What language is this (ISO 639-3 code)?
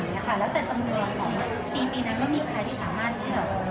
tha